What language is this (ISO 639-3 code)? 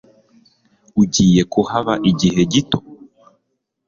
kin